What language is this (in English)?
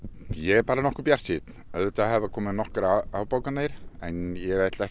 Icelandic